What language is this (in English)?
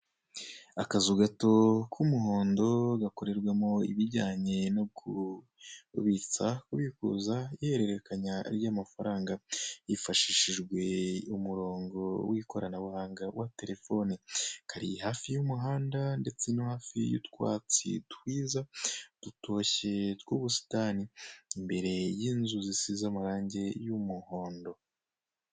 Kinyarwanda